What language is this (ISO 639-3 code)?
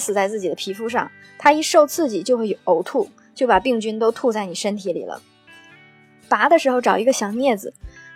zho